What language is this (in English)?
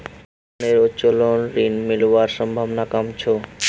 Magahi